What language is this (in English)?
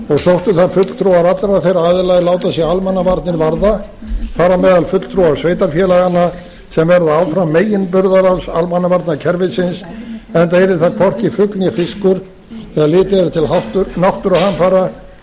Icelandic